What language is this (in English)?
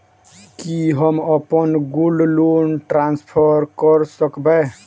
Maithili